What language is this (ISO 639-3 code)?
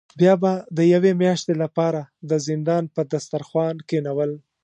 pus